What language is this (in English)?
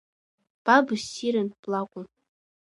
Abkhazian